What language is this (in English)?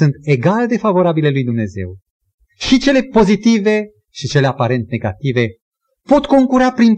Romanian